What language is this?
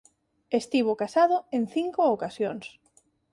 Galician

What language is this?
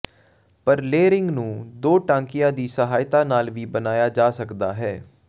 Punjabi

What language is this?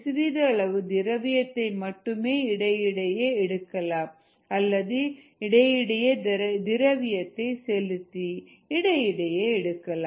Tamil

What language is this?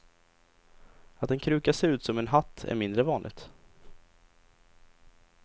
Swedish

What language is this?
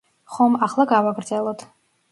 Georgian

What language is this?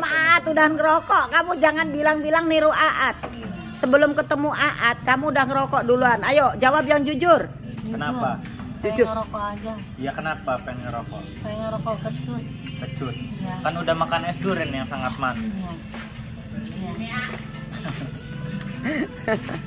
Indonesian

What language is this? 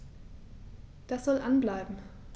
German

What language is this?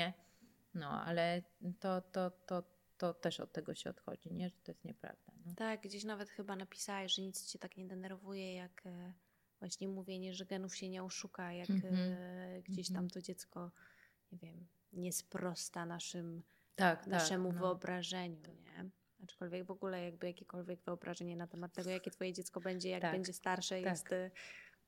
Polish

